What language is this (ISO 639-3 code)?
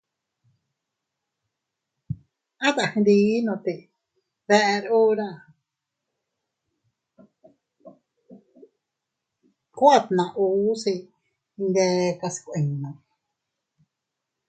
cut